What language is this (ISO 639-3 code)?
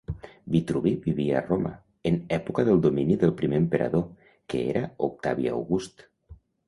cat